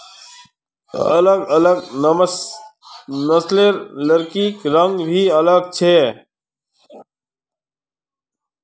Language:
Magahi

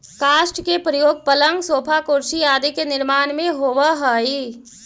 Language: Magahi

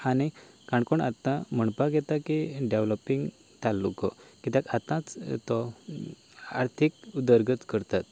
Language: Konkani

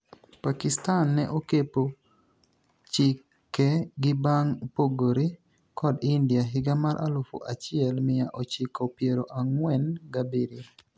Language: Luo (Kenya and Tanzania)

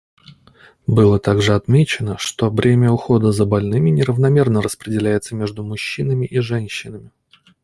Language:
Russian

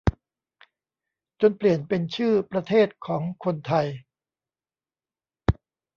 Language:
Thai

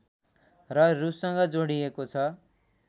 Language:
Nepali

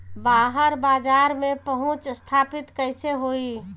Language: Bhojpuri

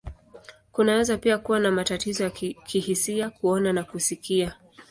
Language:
Swahili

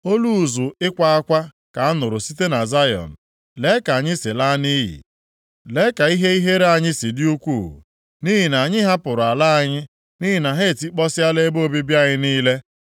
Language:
Igbo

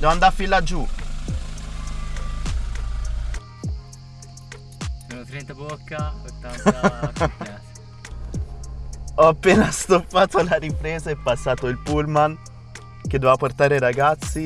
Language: Italian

